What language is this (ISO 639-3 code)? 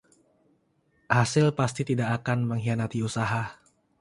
ind